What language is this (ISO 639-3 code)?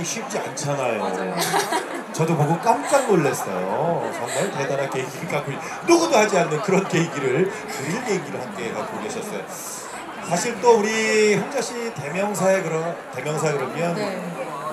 kor